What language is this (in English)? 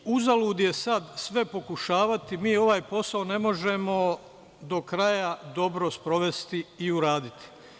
Serbian